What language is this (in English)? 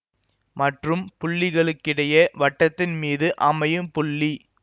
Tamil